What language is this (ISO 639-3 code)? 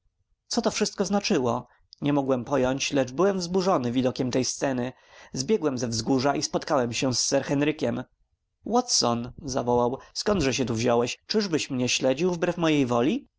pol